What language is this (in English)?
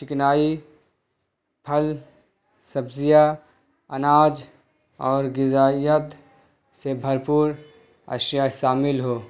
Urdu